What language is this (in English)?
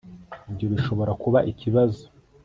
Kinyarwanda